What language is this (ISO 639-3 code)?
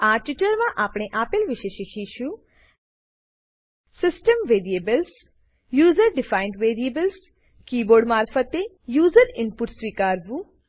guj